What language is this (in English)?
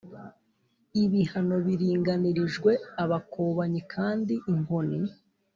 Kinyarwanda